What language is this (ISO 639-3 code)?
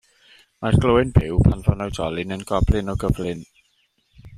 cym